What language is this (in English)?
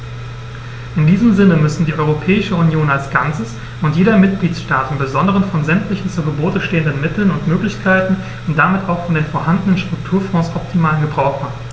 German